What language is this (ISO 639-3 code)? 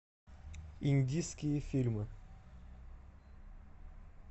rus